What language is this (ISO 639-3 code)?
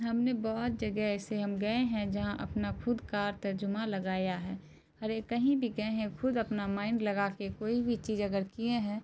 urd